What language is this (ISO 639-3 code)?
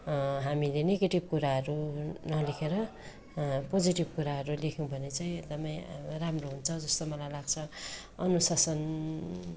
nep